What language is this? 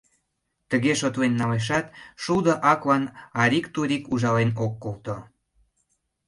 Mari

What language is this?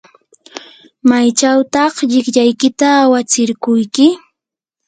Yanahuanca Pasco Quechua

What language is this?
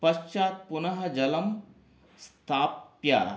Sanskrit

